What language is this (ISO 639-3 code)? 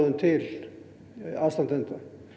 isl